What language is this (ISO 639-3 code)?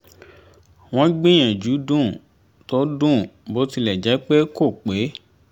yor